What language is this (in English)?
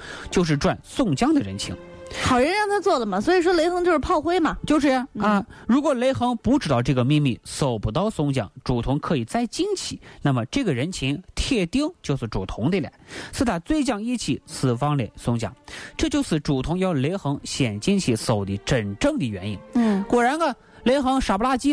Chinese